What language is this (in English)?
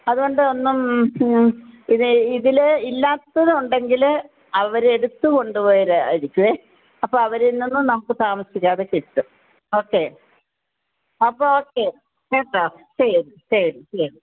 Malayalam